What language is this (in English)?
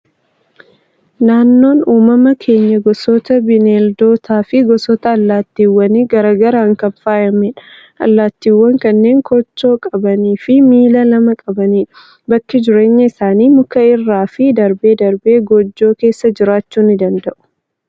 Oromo